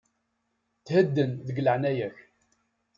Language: Kabyle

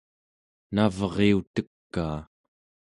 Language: Central Yupik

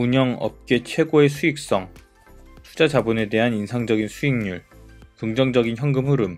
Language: Korean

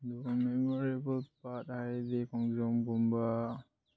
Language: Manipuri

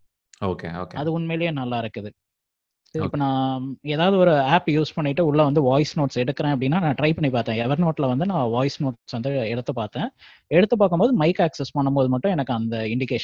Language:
Tamil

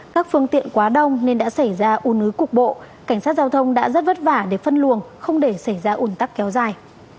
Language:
Vietnamese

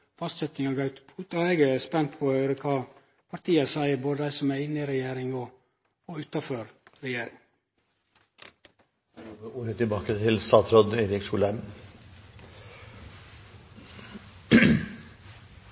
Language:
Norwegian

